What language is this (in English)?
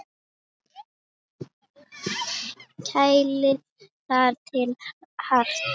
Icelandic